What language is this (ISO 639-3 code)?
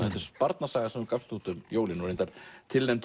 isl